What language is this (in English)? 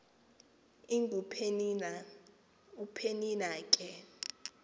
Xhosa